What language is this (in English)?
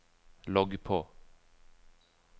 Norwegian